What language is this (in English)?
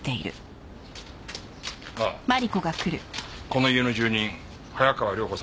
Japanese